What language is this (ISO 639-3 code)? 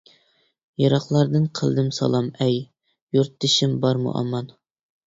uig